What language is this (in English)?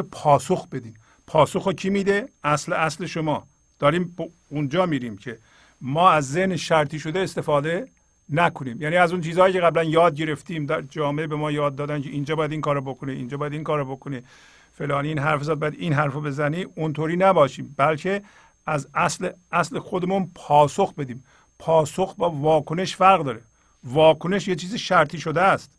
Persian